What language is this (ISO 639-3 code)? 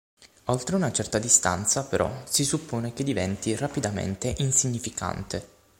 ita